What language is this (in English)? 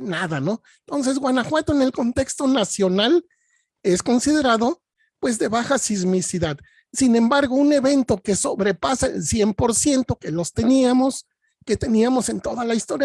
Spanish